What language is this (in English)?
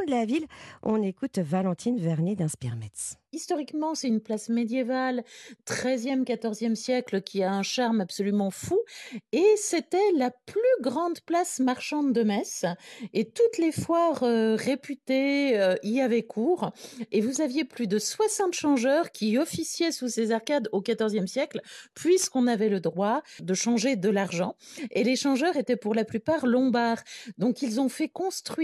French